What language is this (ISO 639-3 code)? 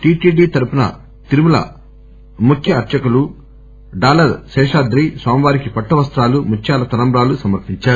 tel